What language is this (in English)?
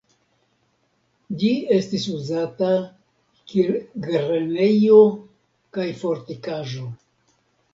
Esperanto